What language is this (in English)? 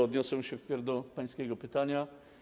Polish